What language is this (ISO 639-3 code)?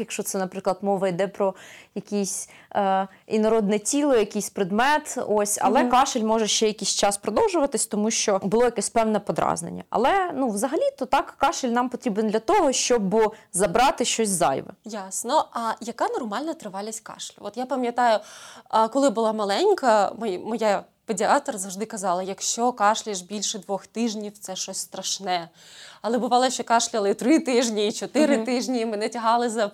ukr